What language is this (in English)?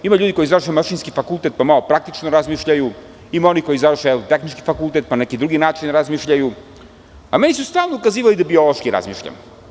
Serbian